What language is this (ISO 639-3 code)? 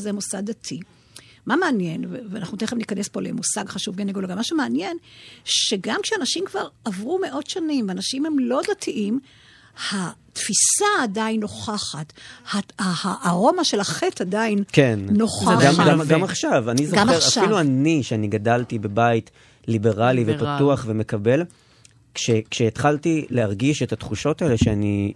heb